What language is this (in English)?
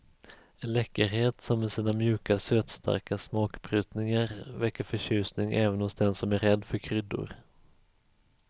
Swedish